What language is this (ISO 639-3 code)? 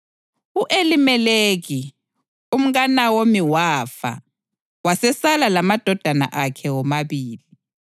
nde